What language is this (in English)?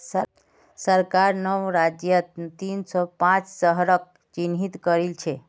Magahi